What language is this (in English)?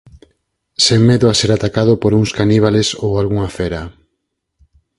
Galician